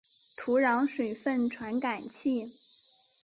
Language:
Chinese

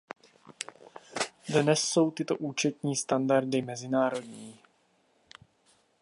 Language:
Czech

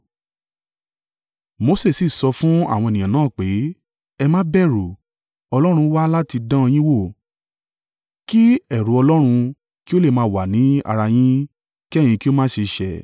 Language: Yoruba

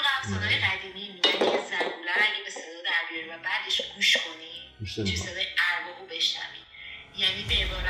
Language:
Persian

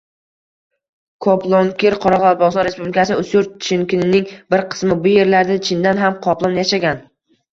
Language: Uzbek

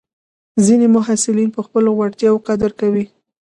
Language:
Pashto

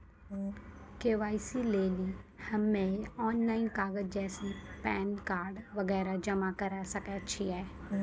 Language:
Maithili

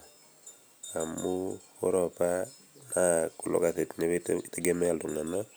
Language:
Masai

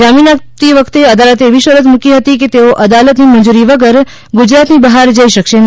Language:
Gujarati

